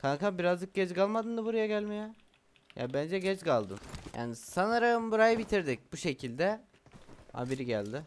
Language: Turkish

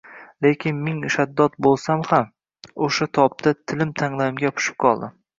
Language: Uzbek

